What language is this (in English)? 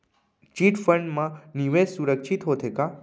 Chhattisgarhi